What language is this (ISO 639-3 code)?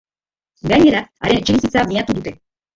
eus